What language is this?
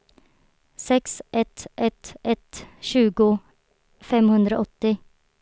Swedish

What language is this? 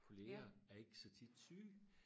Danish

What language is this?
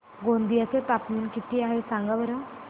Marathi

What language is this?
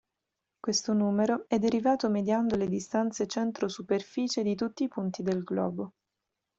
Italian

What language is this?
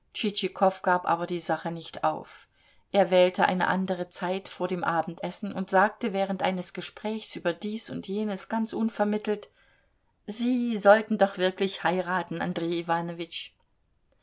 German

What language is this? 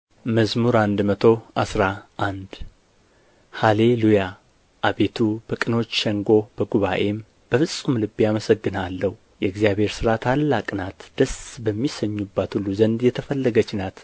Amharic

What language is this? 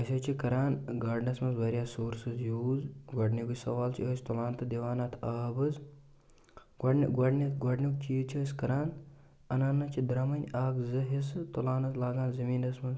Kashmiri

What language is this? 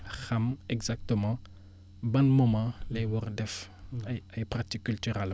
Wolof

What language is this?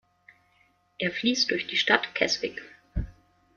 German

